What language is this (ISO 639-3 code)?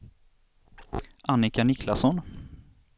swe